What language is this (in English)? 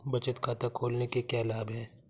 Hindi